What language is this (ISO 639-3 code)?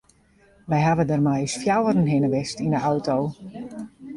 fry